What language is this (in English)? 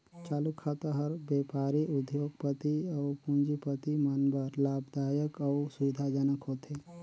Chhattisgarhi